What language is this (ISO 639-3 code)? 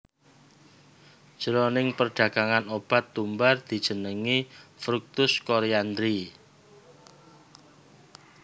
jav